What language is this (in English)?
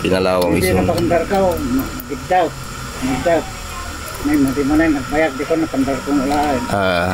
Filipino